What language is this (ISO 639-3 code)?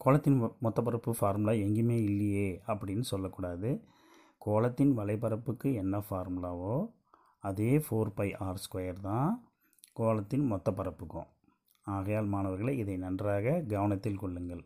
tam